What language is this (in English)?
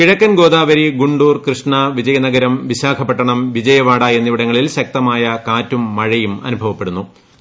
Malayalam